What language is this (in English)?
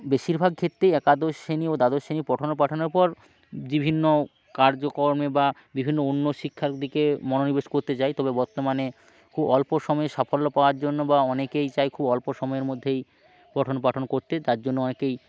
Bangla